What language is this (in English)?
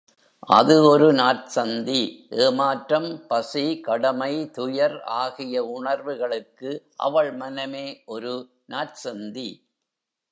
Tamil